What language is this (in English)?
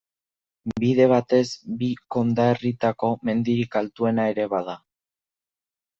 Basque